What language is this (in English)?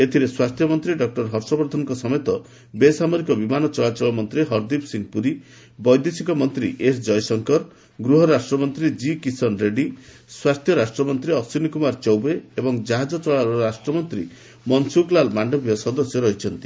Odia